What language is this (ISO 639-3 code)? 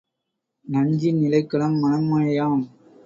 tam